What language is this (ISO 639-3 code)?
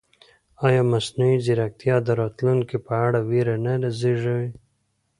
pus